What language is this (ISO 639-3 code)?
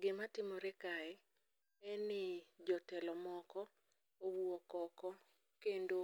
luo